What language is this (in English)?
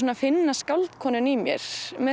Icelandic